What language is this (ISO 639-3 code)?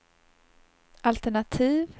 swe